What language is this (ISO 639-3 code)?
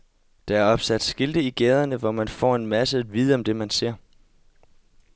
dan